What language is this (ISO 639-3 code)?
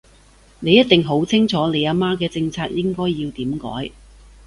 yue